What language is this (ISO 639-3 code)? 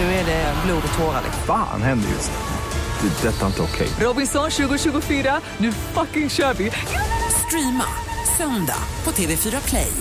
swe